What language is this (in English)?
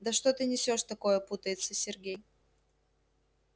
Russian